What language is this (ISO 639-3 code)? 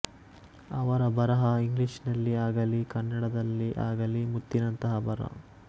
kan